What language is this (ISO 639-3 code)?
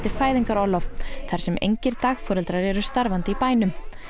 isl